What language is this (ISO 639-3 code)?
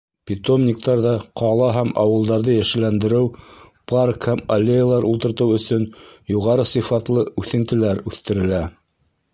bak